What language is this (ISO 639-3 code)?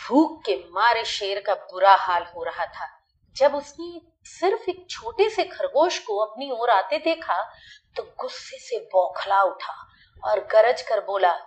hin